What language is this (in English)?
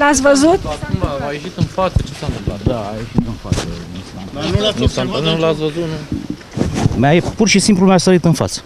Romanian